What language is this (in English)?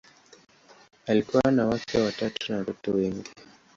Swahili